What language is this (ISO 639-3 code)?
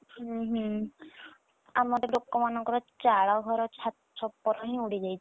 ori